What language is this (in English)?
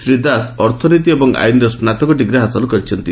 Odia